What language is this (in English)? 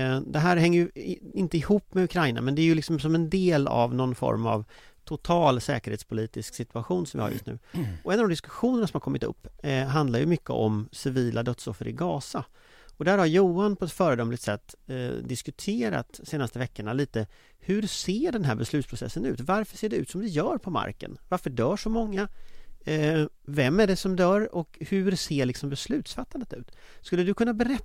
Swedish